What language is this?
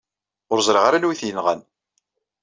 Kabyle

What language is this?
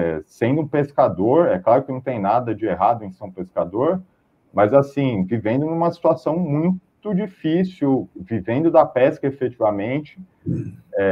Portuguese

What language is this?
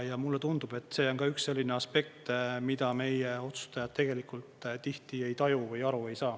Estonian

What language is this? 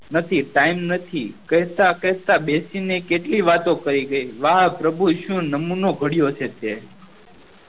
Gujarati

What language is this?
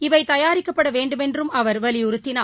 Tamil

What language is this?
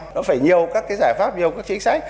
Vietnamese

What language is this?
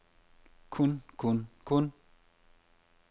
Danish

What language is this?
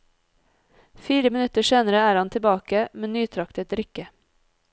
Norwegian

